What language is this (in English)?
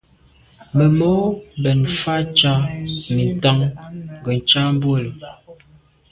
Medumba